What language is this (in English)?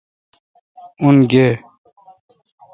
Kalkoti